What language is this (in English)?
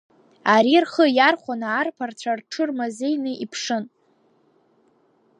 Abkhazian